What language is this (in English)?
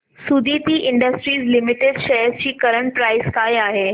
Marathi